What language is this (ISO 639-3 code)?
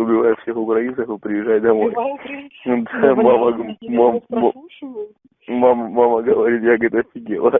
rus